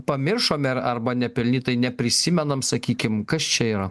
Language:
Lithuanian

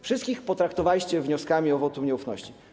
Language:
Polish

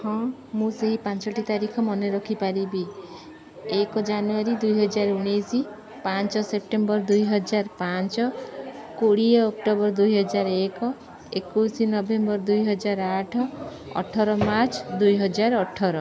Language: Odia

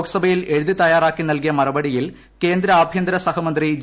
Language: Malayalam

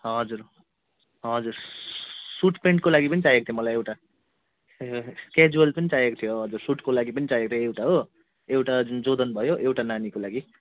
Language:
Nepali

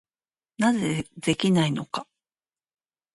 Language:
Japanese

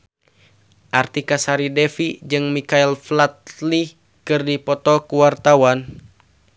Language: Sundanese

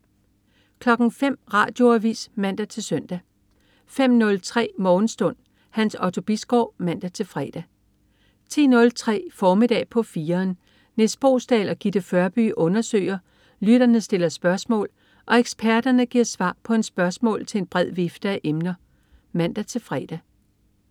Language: Danish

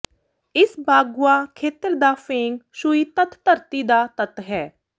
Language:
Punjabi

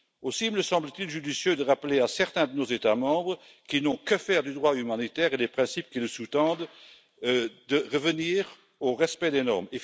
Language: French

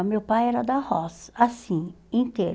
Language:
Portuguese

